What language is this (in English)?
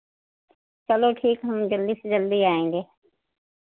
Hindi